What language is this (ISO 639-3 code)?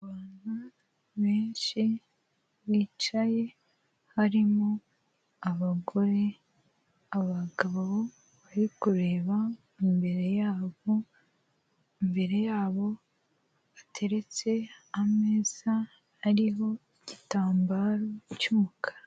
kin